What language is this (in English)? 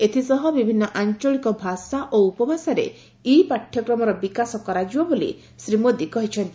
Odia